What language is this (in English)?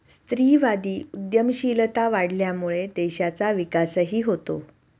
Marathi